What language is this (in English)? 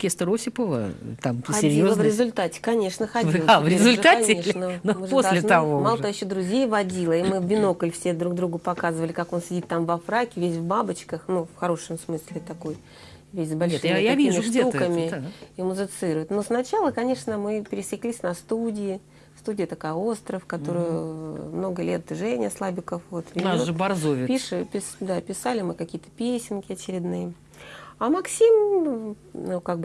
Russian